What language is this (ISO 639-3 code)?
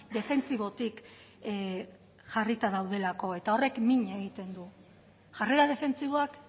eus